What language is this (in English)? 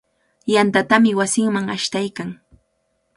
Cajatambo North Lima Quechua